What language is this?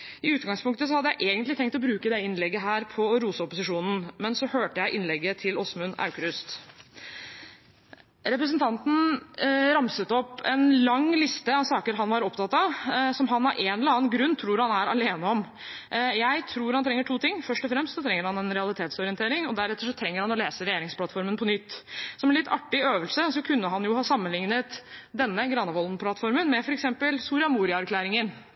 Norwegian Bokmål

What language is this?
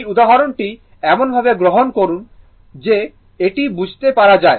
Bangla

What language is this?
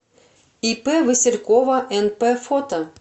Russian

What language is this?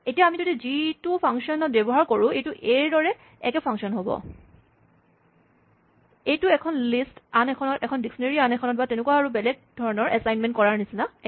Assamese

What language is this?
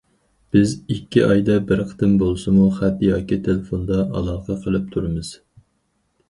Uyghur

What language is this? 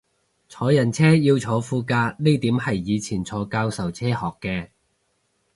Cantonese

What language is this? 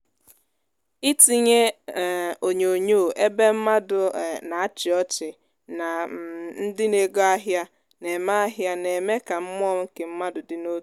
Igbo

